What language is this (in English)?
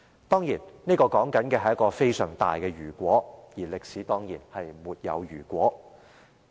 Cantonese